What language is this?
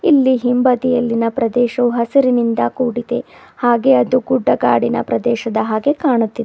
Kannada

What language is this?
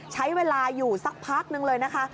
Thai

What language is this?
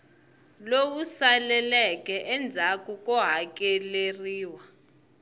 Tsonga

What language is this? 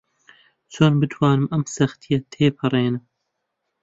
Central Kurdish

